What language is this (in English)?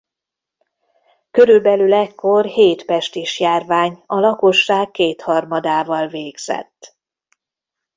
Hungarian